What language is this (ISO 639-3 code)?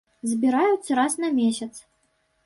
bel